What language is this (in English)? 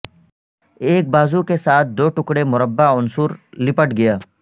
Urdu